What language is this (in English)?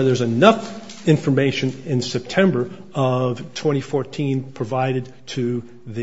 English